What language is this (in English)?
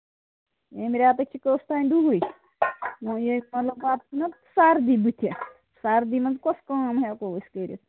Kashmiri